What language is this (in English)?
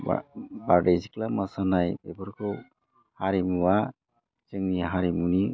Bodo